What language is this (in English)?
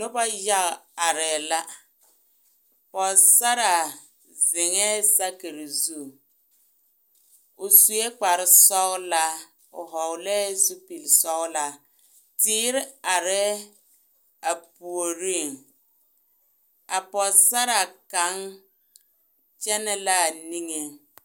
Southern Dagaare